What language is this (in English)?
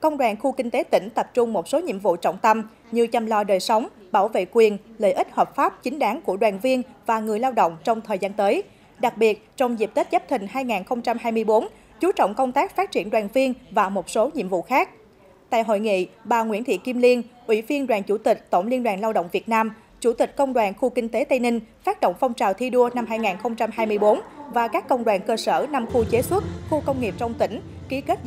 Vietnamese